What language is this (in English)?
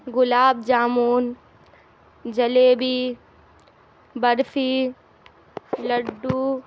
Urdu